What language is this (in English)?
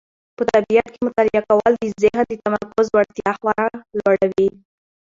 Pashto